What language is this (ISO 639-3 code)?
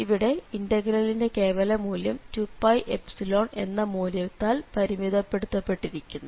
mal